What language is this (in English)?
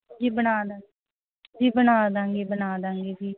Punjabi